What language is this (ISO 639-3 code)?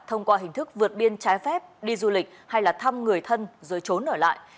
vie